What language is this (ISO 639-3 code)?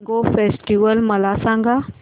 mar